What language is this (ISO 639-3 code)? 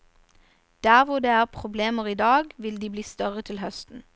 nor